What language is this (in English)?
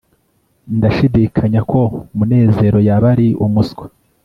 Kinyarwanda